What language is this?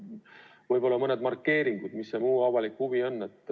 Estonian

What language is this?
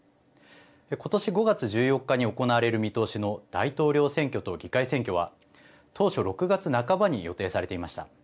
Japanese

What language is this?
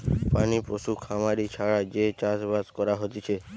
Bangla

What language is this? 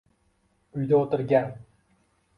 Uzbek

